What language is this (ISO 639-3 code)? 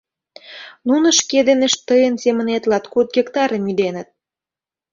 chm